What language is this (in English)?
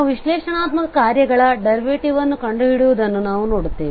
Kannada